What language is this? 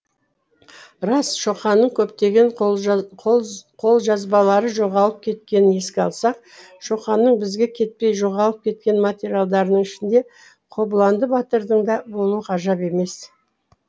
Kazakh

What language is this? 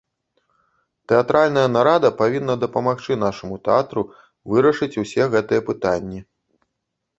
Belarusian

